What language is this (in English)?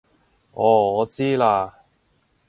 Cantonese